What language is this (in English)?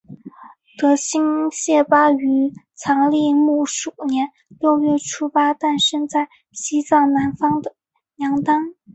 Chinese